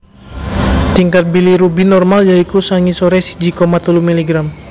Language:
Javanese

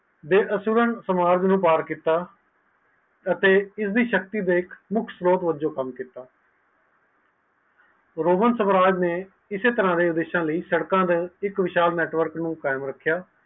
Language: Punjabi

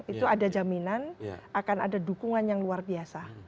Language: Indonesian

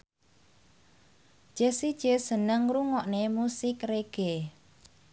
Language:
Javanese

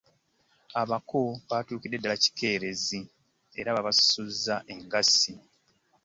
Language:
Ganda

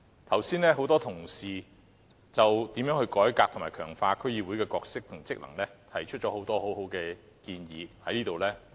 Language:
Cantonese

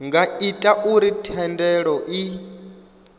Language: Venda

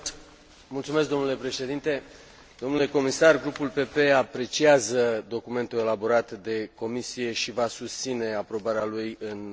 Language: Romanian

